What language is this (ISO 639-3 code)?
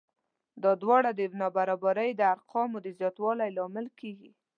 pus